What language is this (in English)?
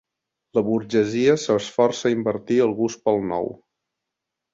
Catalan